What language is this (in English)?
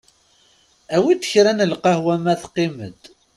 Kabyle